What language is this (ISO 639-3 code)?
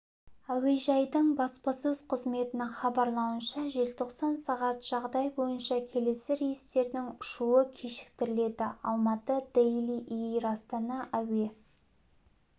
kaz